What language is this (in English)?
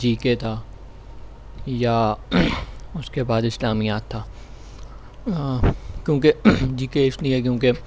Urdu